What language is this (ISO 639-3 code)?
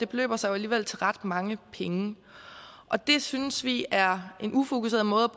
dan